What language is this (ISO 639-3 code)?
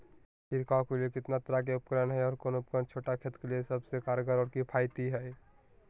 mag